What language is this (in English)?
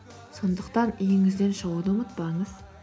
Kazakh